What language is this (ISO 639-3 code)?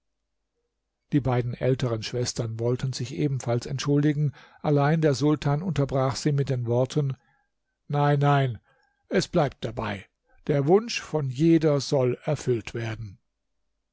deu